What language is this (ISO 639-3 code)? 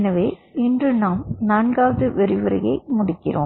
tam